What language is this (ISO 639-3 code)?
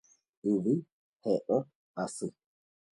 grn